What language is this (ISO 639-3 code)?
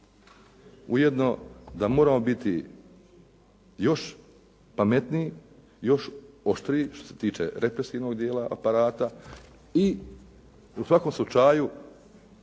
hrv